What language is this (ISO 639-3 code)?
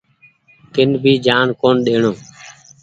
gig